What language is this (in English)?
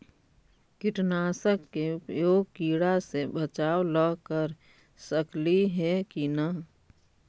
Magahi